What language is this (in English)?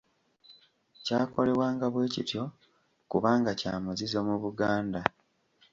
Ganda